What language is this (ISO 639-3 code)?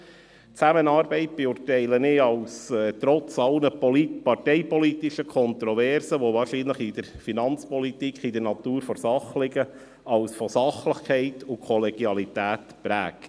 gsw